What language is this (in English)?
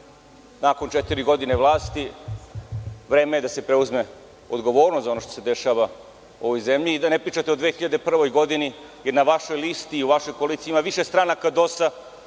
Serbian